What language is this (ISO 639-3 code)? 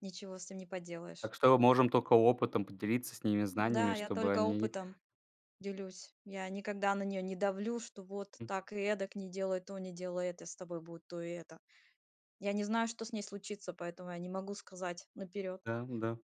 rus